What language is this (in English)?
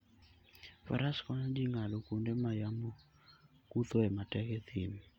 Luo (Kenya and Tanzania)